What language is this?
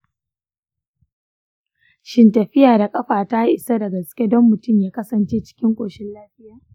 Hausa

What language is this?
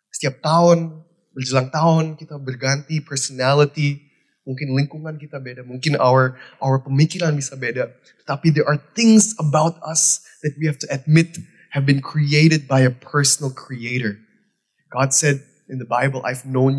Indonesian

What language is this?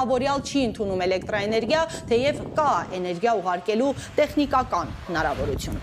Romanian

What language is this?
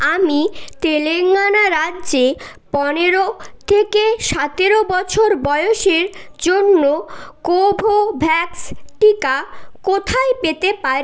Bangla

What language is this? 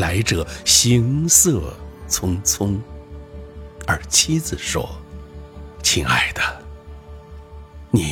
Chinese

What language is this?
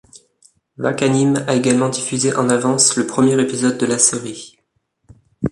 French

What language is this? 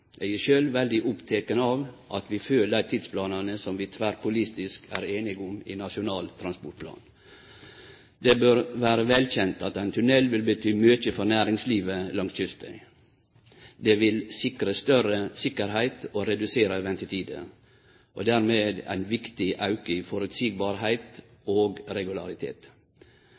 Norwegian Nynorsk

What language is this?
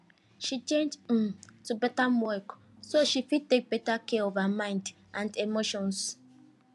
Nigerian Pidgin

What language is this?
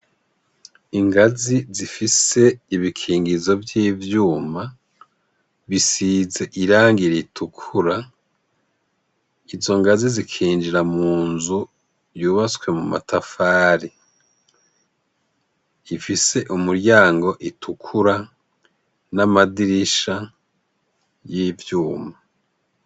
Rundi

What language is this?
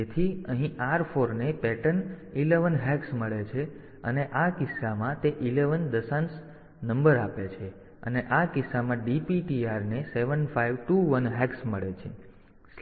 Gujarati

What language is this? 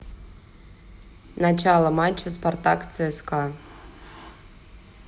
Russian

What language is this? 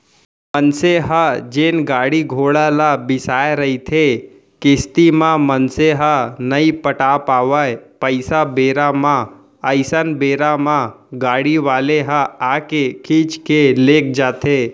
Chhattisgarhi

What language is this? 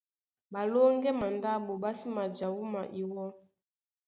Duala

